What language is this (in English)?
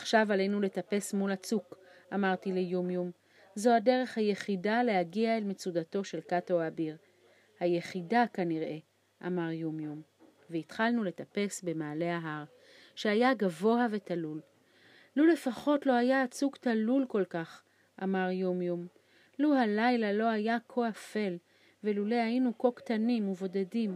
Hebrew